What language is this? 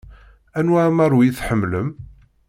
Kabyle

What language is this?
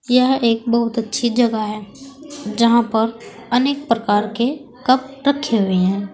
Hindi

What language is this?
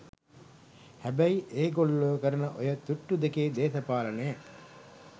Sinhala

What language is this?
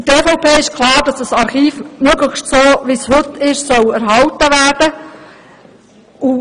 Swiss German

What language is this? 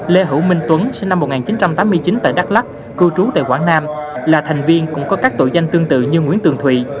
Vietnamese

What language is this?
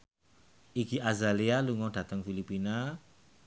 Javanese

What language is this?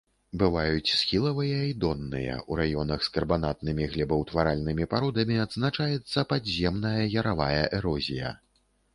Belarusian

